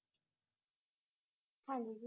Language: Punjabi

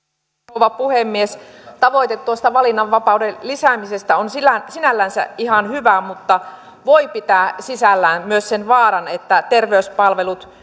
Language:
Finnish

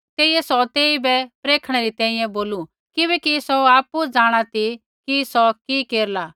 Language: Kullu Pahari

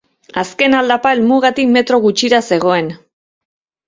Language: Basque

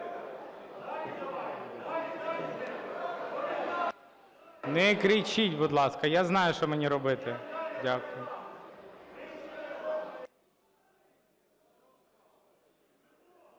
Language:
Ukrainian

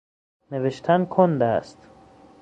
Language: Persian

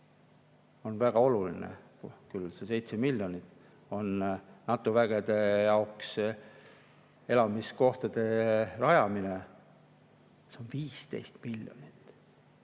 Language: Estonian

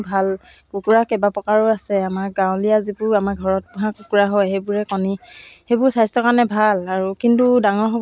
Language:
Assamese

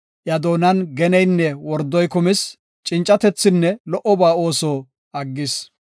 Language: Gofa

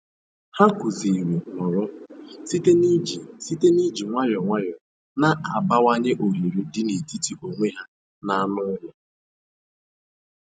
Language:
Igbo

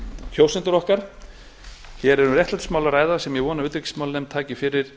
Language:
Icelandic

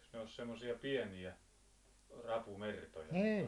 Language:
Finnish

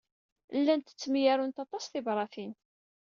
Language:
Kabyle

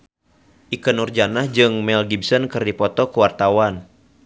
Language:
Sundanese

